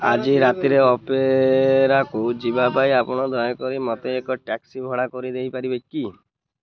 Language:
Odia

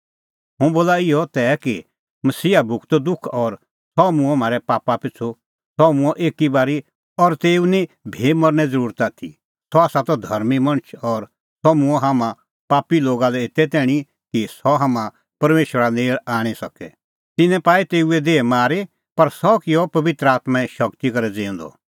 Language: Kullu Pahari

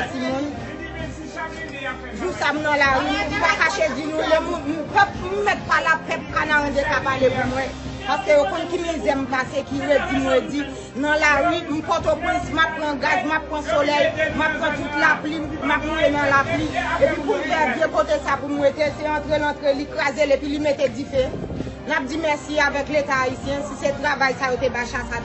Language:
French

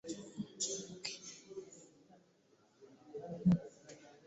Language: Ganda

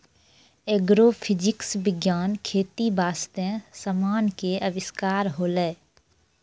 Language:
Maithili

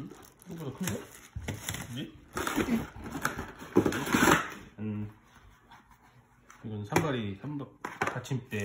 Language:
Korean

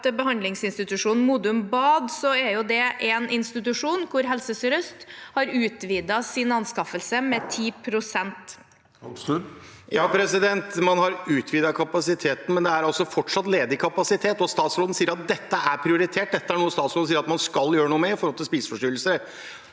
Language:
Norwegian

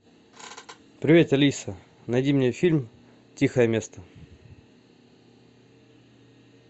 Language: Russian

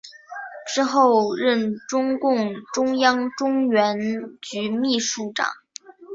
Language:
Chinese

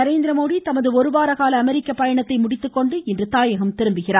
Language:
Tamil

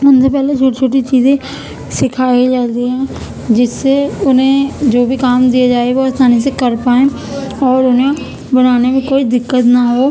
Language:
Urdu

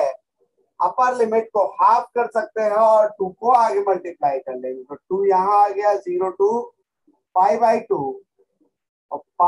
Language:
Hindi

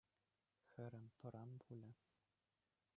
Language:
Chuvash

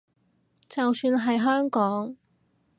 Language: Cantonese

